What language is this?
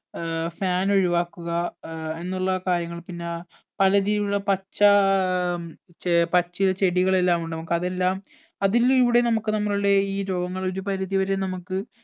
Malayalam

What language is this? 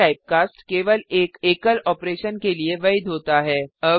Hindi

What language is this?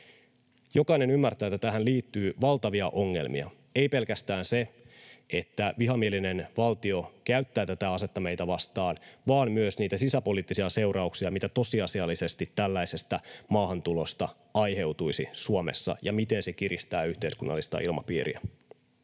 Finnish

